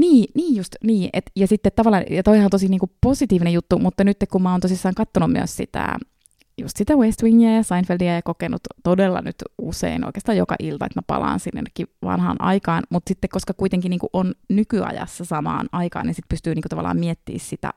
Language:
Finnish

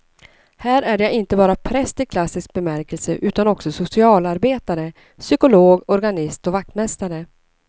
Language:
Swedish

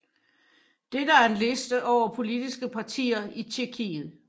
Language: Danish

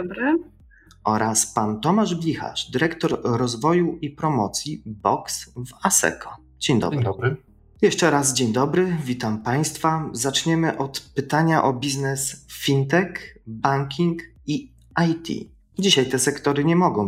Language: Polish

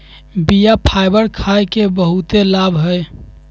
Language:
Magahi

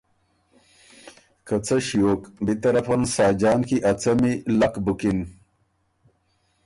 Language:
Ormuri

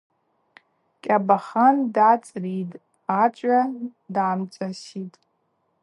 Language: Abaza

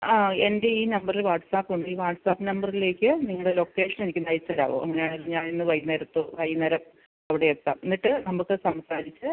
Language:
Malayalam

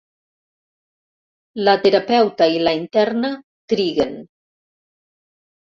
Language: Catalan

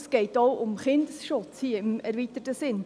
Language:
Swiss German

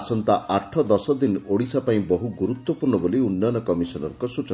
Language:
Odia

